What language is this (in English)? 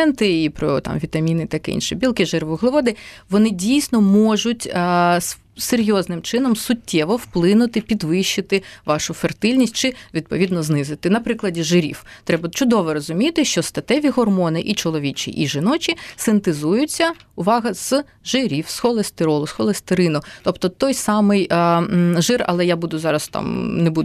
Ukrainian